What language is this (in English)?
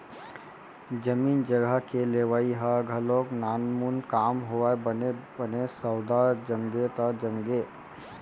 Chhattisgarhi